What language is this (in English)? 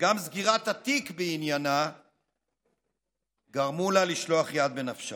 Hebrew